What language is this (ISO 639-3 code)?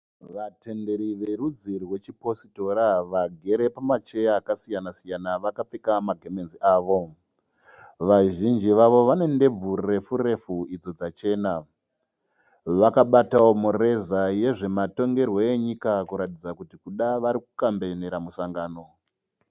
sna